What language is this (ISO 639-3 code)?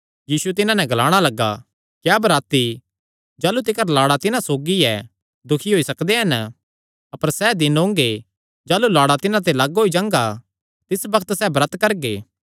xnr